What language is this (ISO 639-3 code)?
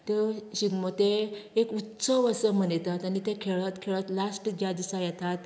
kok